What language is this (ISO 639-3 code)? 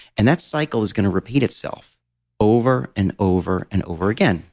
eng